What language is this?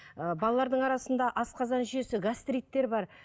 Kazakh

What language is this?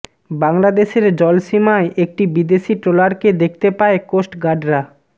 Bangla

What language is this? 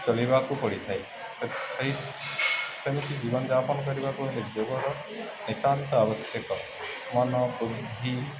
Odia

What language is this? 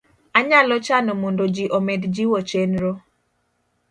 Luo (Kenya and Tanzania)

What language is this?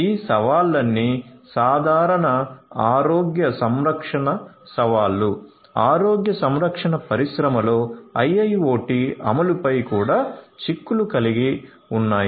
Telugu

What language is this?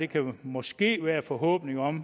Danish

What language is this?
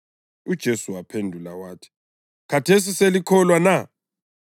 North Ndebele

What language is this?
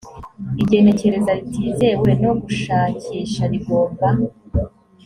Kinyarwanda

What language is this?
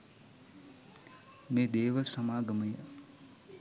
Sinhala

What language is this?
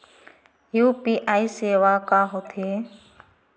Chhattisgarhi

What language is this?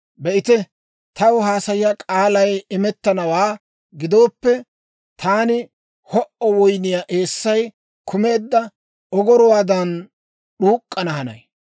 Dawro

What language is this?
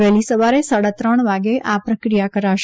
Gujarati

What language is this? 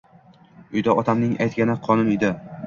Uzbek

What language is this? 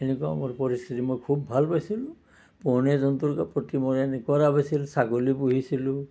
Assamese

